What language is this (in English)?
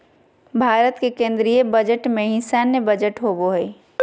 Magahi